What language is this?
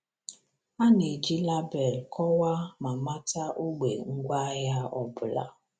Igbo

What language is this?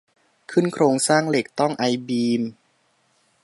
Thai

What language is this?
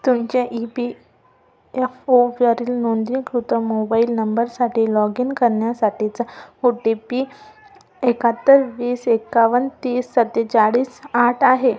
Marathi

